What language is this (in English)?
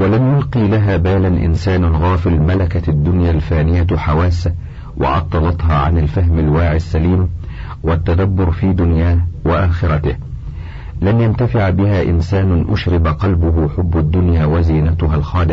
Arabic